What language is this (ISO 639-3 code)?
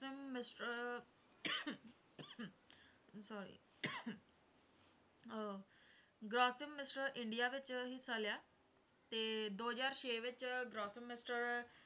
pan